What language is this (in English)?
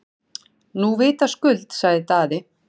Icelandic